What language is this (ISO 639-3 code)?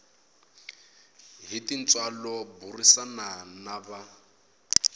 tso